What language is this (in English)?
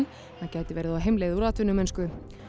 Icelandic